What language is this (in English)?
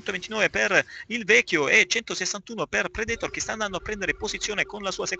Italian